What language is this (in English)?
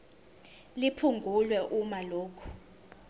Zulu